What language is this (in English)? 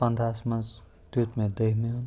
Kashmiri